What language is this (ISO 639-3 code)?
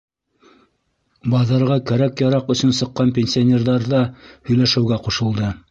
bak